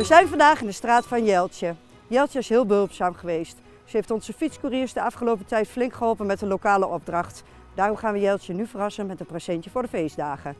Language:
Dutch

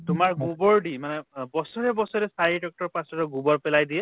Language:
Assamese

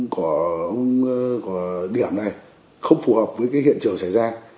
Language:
Vietnamese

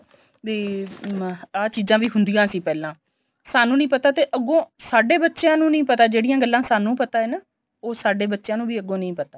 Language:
Punjabi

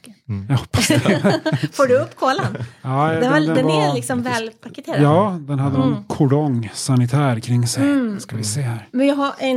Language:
Swedish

